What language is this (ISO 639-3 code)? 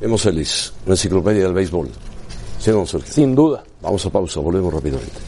spa